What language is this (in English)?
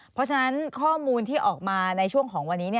Thai